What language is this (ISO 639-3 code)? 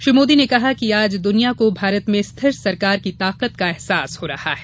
hin